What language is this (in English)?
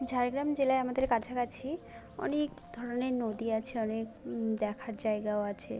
Bangla